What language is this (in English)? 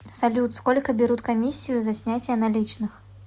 Russian